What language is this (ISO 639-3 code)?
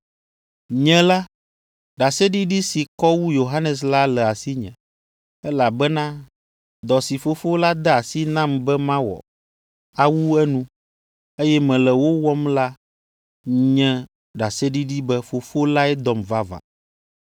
ewe